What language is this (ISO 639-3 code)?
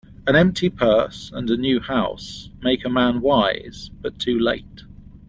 eng